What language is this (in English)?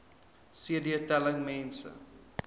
Afrikaans